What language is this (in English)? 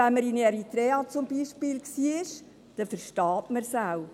Swiss German